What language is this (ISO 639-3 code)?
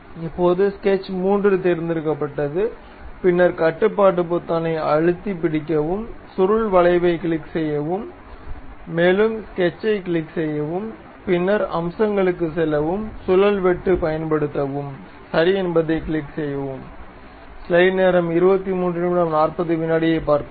tam